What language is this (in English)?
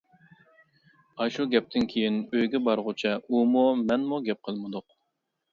Uyghur